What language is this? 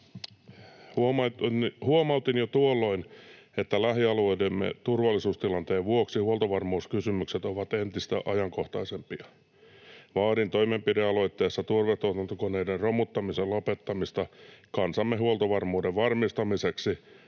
Finnish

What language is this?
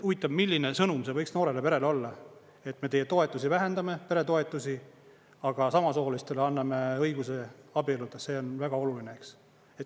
Estonian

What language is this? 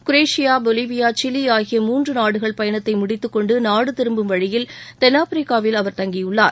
Tamil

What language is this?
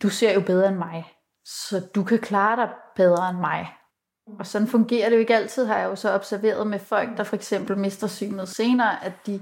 Danish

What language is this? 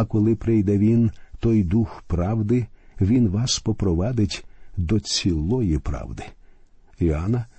Ukrainian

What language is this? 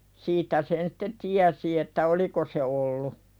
Finnish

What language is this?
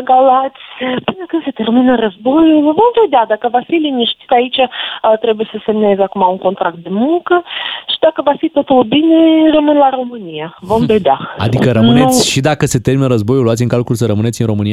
Romanian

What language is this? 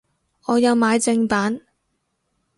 Cantonese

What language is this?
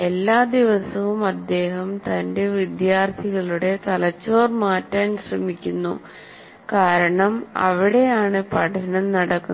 Malayalam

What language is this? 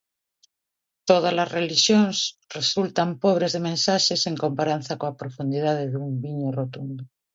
Galician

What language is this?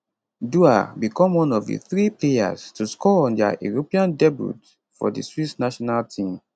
Nigerian Pidgin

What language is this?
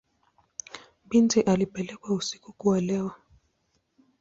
Swahili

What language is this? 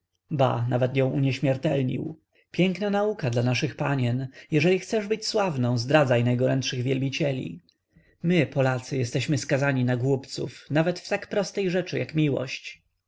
Polish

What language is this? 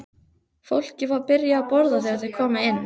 Icelandic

